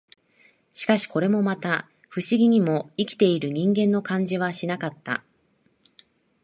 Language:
Japanese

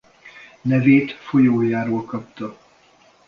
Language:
Hungarian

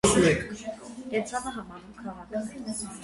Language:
Armenian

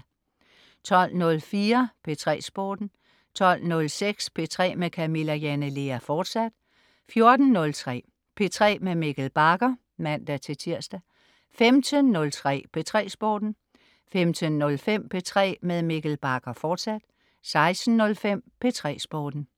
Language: Danish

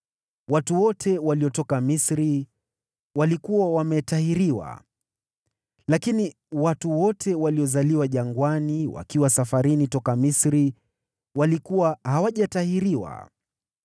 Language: Swahili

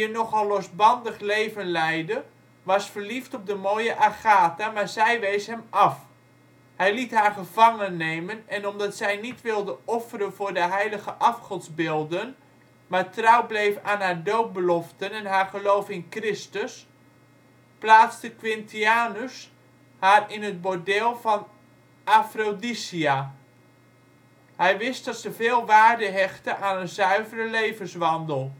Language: Dutch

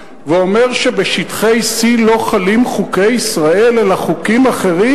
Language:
Hebrew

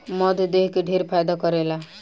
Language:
Bhojpuri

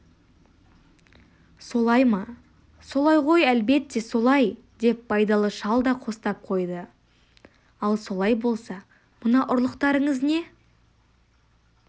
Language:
Kazakh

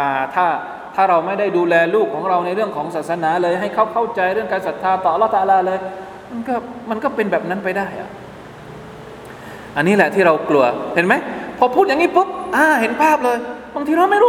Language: Thai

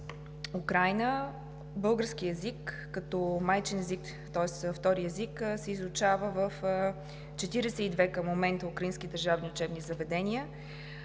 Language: Bulgarian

